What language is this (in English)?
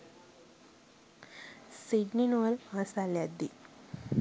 Sinhala